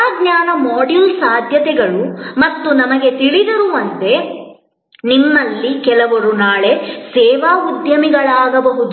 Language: Kannada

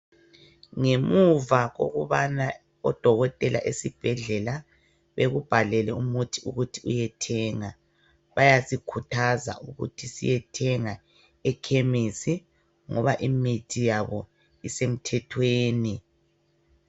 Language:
North Ndebele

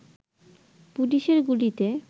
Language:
Bangla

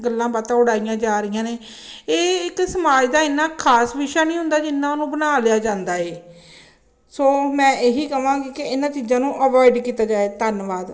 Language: Punjabi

